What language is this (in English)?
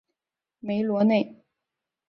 Chinese